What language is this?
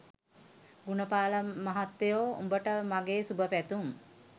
Sinhala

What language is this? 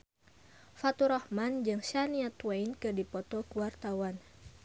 Sundanese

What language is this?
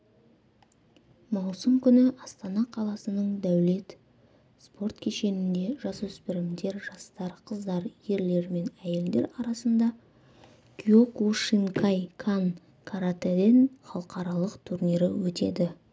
Kazakh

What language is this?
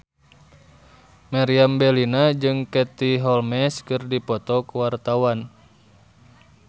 Sundanese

